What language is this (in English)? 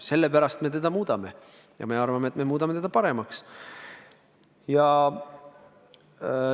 Estonian